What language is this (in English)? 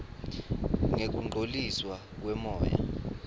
Swati